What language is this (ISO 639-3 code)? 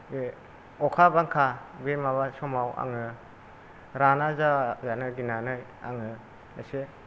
brx